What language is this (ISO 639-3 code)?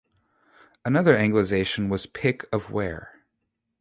eng